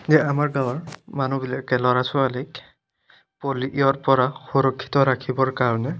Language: Assamese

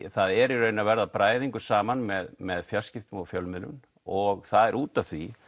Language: Icelandic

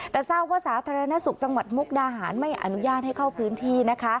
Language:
Thai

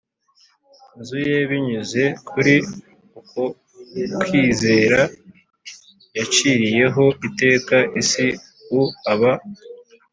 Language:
Kinyarwanda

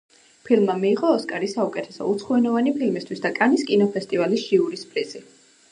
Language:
Georgian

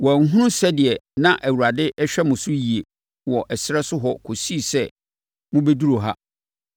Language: Akan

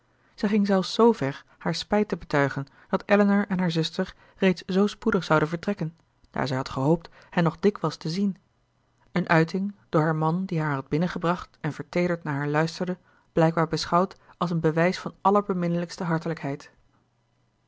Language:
Dutch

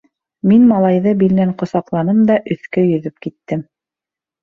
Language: Bashkir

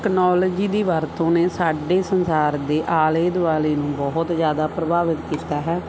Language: Punjabi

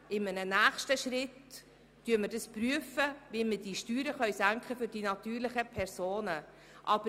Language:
Swiss German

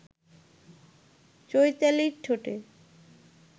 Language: Bangla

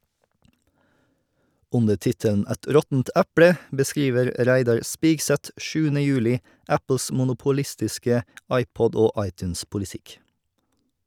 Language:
Norwegian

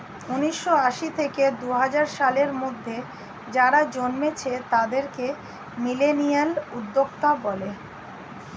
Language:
Bangla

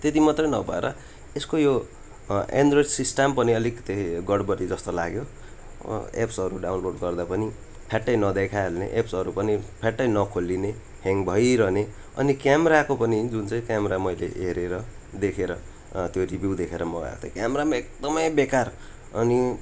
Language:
Nepali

